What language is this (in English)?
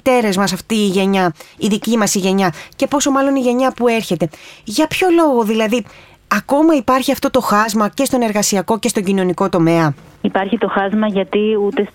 Greek